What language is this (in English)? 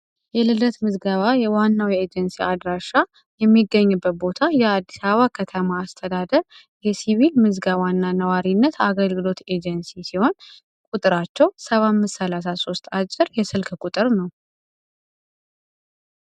Amharic